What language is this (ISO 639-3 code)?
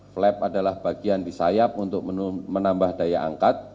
ind